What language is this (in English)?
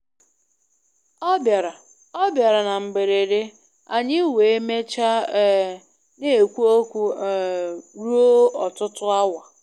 Igbo